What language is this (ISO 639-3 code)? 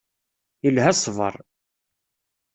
kab